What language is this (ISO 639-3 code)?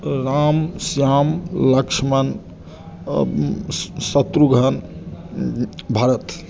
mai